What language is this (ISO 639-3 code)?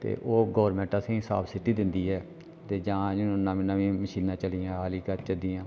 doi